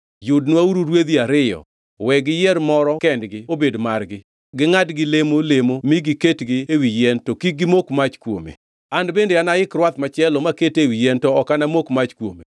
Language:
Luo (Kenya and Tanzania)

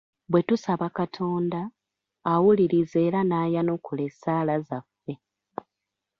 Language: Ganda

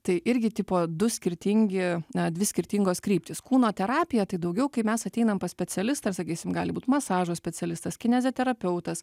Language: Lithuanian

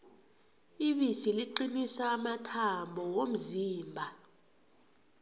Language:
South Ndebele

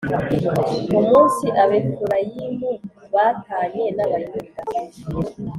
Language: Kinyarwanda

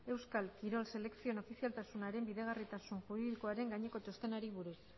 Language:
Basque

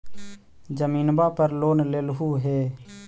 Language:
Magahi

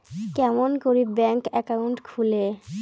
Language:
Bangla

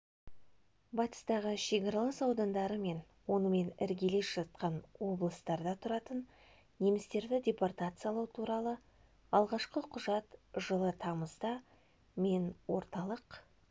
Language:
Kazakh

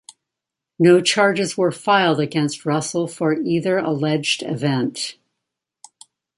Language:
English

